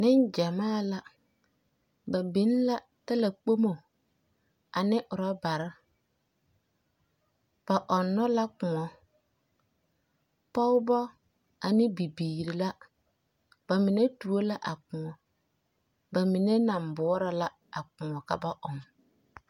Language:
Southern Dagaare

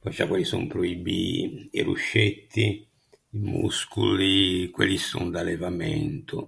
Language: Ligurian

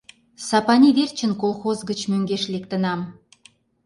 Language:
Mari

